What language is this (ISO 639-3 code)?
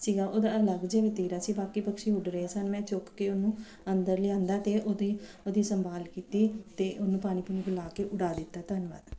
pan